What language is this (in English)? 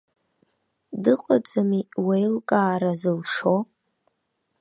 Abkhazian